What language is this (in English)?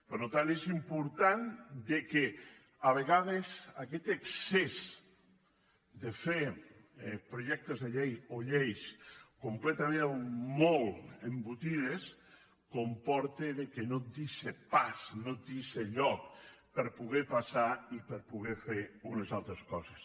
Catalan